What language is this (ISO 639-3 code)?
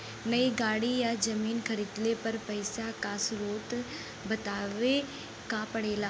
bho